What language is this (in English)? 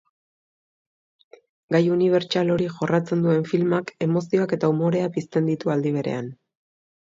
Basque